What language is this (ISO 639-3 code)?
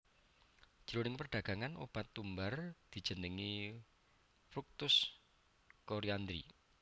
jav